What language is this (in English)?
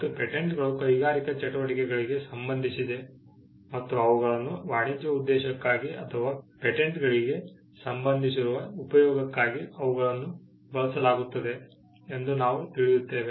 Kannada